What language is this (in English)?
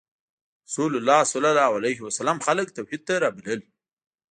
Pashto